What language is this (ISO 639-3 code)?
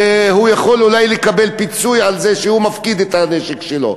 heb